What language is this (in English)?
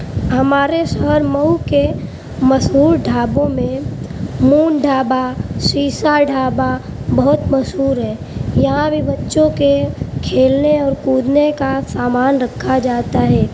Urdu